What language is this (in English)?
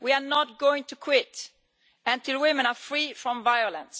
English